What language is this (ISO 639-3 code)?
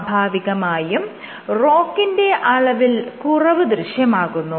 mal